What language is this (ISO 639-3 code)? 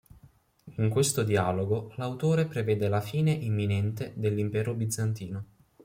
ita